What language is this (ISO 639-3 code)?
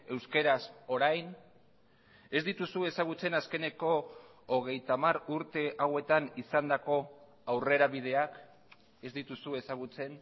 eus